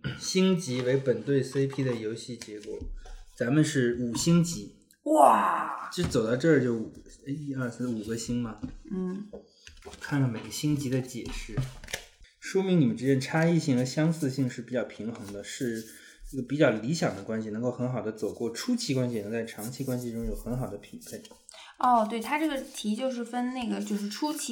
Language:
Chinese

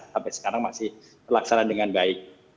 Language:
Indonesian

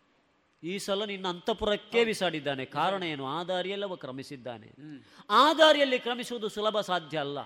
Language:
Kannada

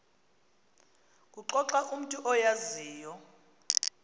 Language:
Xhosa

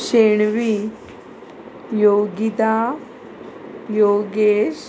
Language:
Konkani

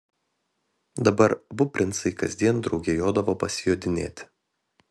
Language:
Lithuanian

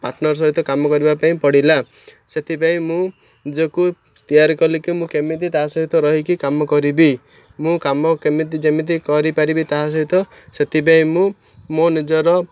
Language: Odia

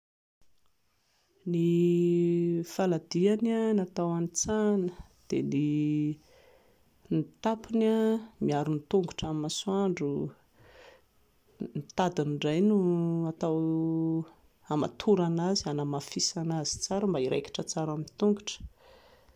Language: Malagasy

